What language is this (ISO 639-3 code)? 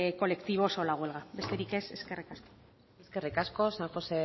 eus